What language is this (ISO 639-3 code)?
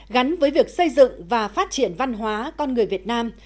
vie